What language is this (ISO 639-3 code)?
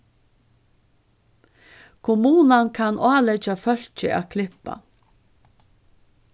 fao